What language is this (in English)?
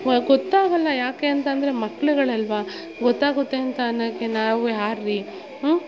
Kannada